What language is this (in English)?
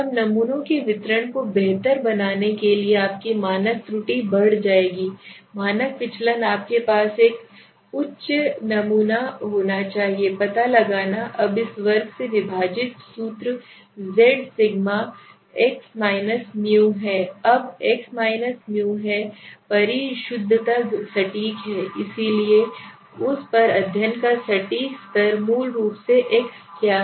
Hindi